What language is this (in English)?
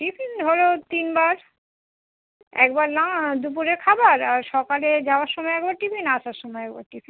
Bangla